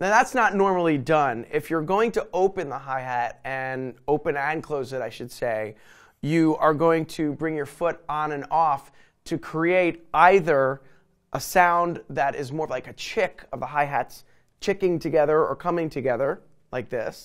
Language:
English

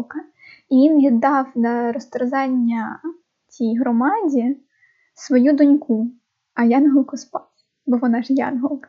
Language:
Ukrainian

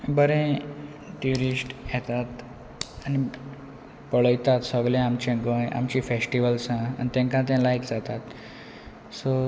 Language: Konkani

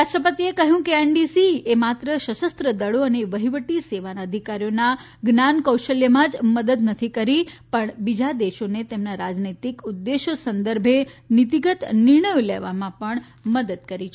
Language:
Gujarati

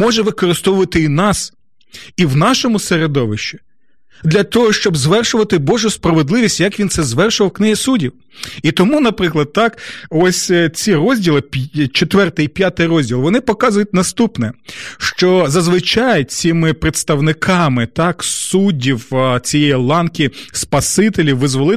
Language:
Ukrainian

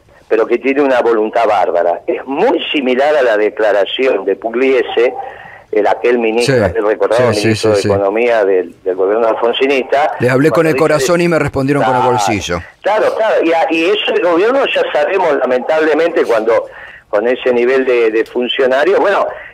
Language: Spanish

